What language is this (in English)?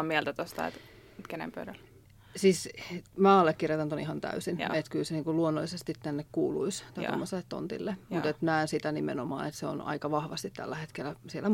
Finnish